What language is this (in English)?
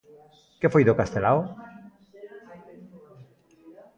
Galician